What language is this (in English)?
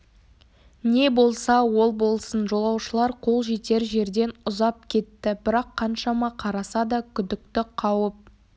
Kazakh